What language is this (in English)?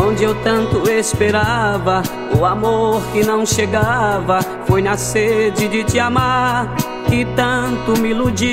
Portuguese